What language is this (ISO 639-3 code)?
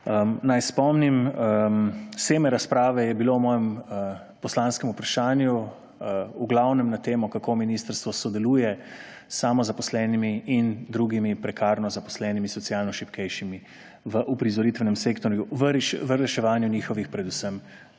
slv